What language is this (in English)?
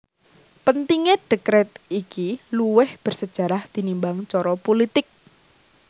Javanese